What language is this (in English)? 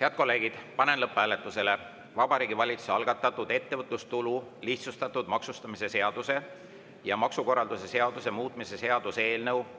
Estonian